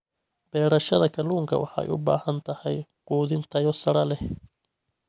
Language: Somali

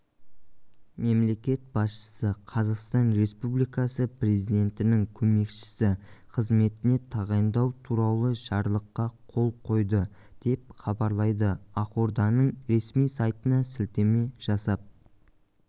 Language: Kazakh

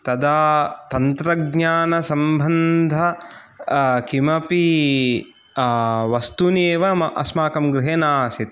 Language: Sanskrit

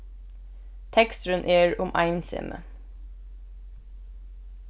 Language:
Faroese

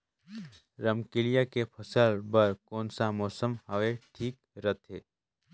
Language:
Chhattisgarhi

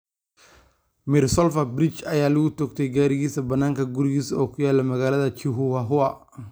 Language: Somali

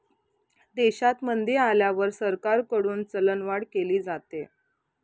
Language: Marathi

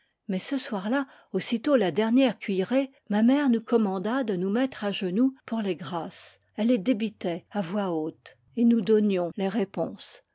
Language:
French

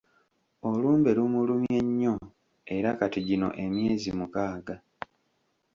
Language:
Ganda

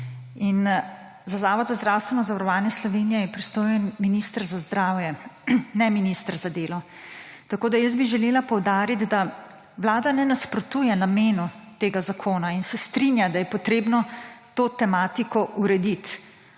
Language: Slovenian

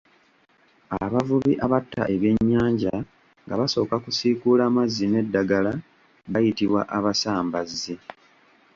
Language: Ganda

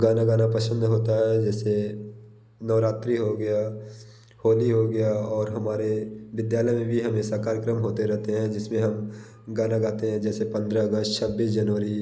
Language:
Hindi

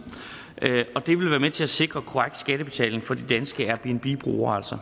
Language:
Danish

